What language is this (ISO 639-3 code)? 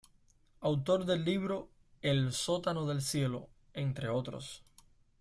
spa